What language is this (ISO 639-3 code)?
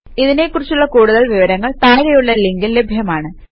mal